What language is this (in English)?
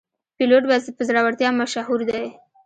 Pashto